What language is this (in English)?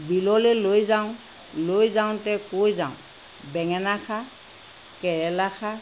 Assamese